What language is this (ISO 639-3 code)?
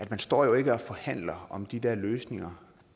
dan